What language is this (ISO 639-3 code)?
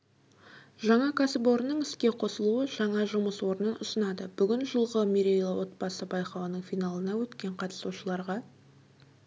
kaz